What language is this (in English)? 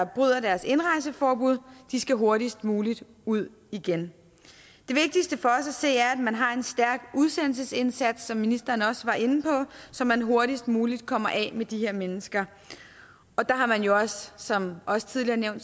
Danish